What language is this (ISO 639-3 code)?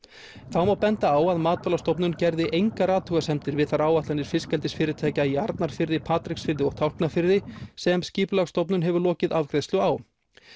isl